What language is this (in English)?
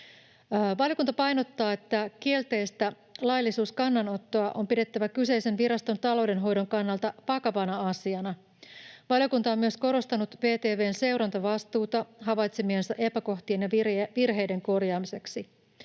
Finnish